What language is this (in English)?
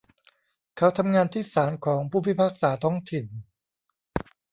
Thai